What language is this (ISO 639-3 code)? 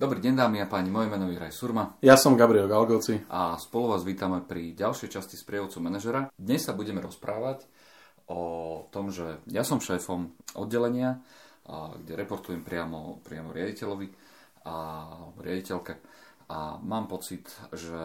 slk